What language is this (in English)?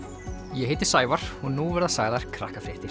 Icelandic